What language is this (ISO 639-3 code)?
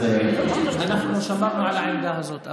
heb